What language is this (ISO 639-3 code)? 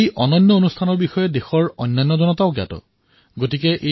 asm